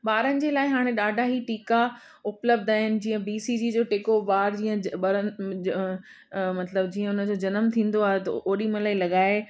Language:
Sindhi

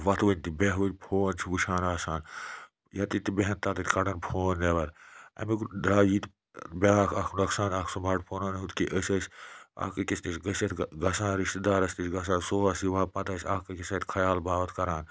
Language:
Kashmiri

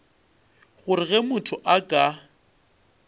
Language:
Northern Sotho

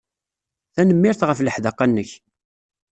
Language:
Kabyle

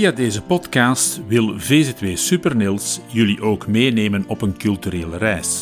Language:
Dutch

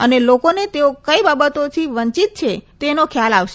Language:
Gujarati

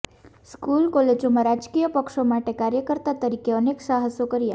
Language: Gujarati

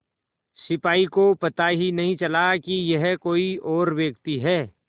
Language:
Hindi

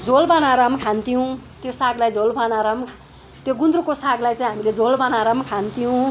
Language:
Nepali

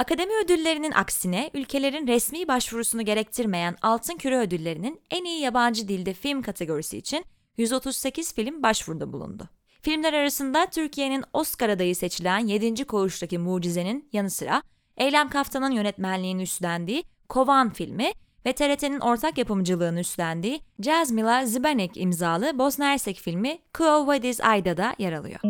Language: Turkish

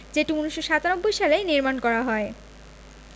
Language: Bangla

